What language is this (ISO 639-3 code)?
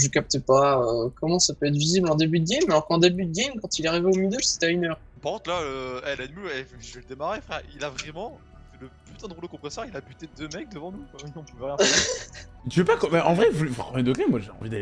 fra